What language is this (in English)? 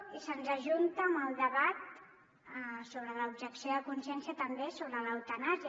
Catalan